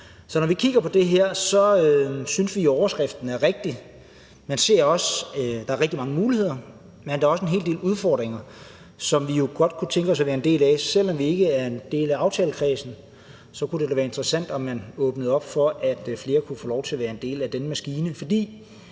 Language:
Danish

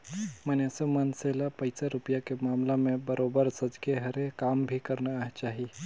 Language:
Chhattisgarhi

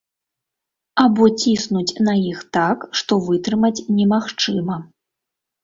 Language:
Belarusian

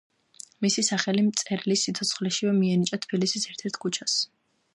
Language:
Georgian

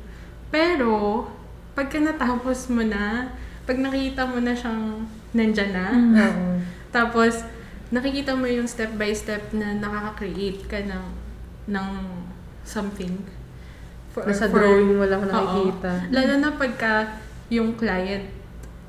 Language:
Filipino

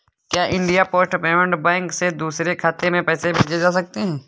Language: Hindi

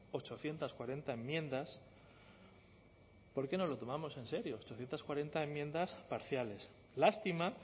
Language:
Spanish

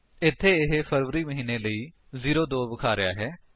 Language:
Punjabi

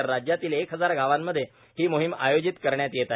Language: Marathi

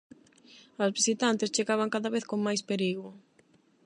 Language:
Galician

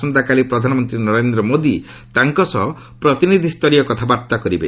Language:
Odia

